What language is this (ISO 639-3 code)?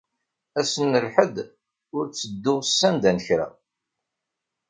kab